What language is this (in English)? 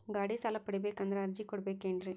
Kannada